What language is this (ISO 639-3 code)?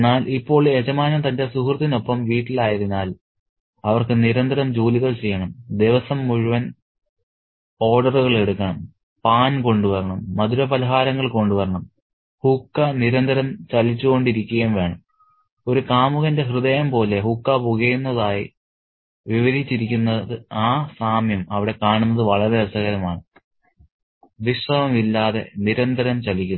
mal